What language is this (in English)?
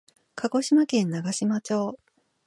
Japanese